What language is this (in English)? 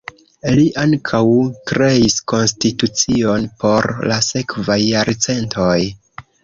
Esperanto